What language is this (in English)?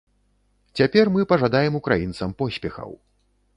Belarusian